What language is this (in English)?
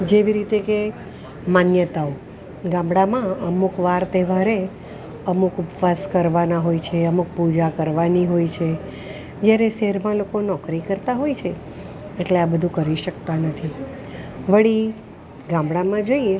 Gujarati